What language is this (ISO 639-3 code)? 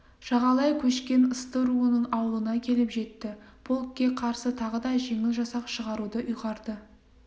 kaz